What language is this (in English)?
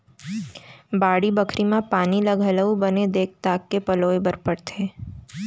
Chhattisgarhi